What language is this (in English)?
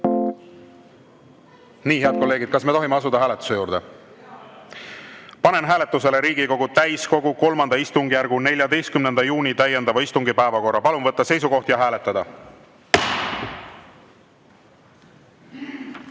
Estonian